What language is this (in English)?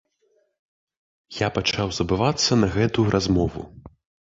Belarusian